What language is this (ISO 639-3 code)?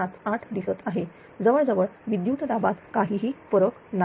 mar